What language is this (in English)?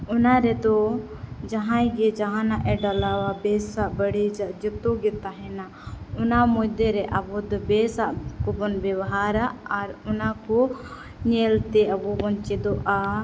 Santali